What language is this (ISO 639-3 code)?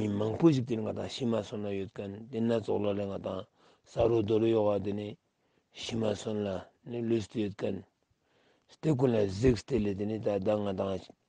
tur